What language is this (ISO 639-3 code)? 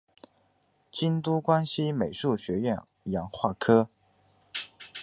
zho